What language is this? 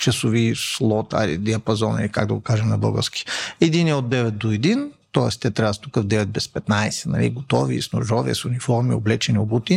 Bulgarian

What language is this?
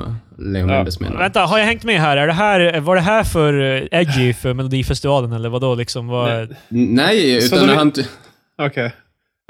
Swedish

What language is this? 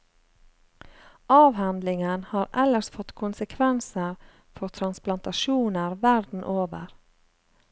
Norwegian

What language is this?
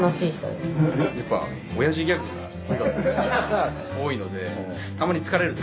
Japanese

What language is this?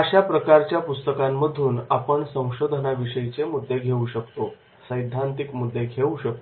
Marathi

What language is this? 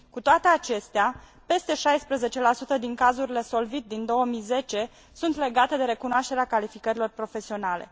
Romanian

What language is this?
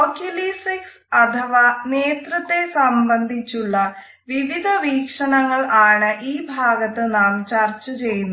Malayalam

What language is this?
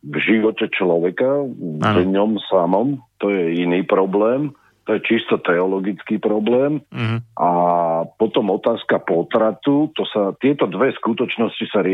Slovak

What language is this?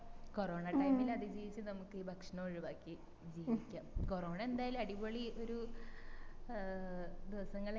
Malayalam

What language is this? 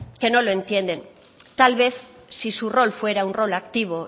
Spanish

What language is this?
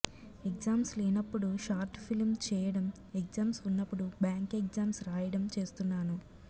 Telugu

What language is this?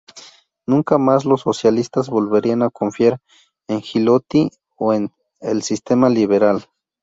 Spanish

